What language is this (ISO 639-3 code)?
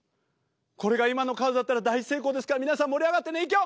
jpn